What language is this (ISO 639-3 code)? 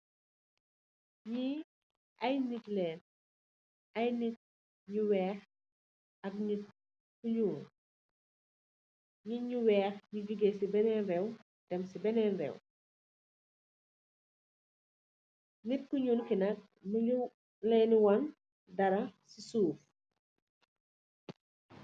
wol